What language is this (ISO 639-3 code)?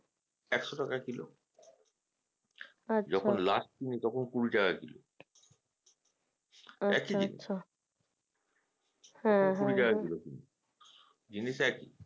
ben